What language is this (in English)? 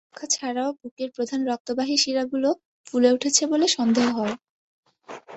Bangla